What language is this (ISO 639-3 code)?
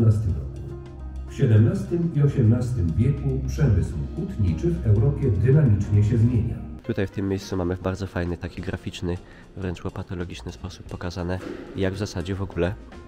pol